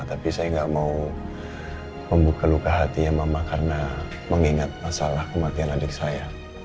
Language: Indonesian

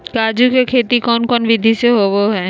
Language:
Magahi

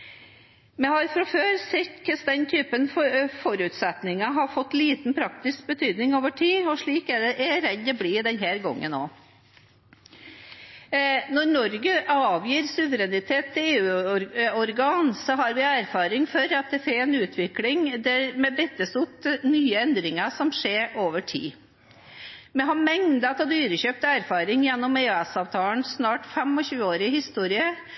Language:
Norwegian Bokmål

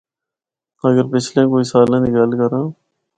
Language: Northern Hindko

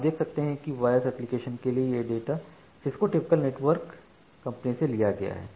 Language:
Hindi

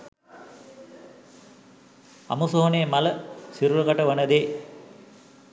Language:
Sinhala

